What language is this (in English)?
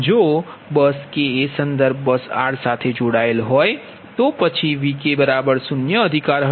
Gujarati